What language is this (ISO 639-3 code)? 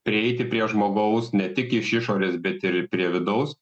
lit